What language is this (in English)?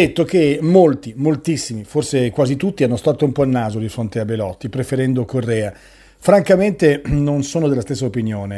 Italian